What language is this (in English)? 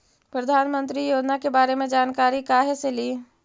Magahi